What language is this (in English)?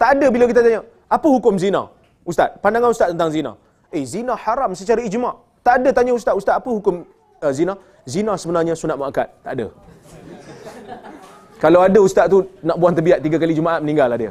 Malay